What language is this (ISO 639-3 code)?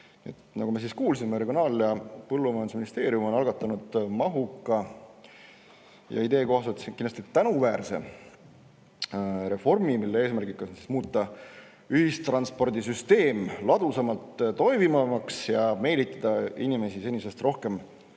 est